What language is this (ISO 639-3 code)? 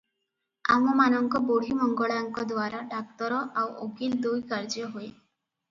ori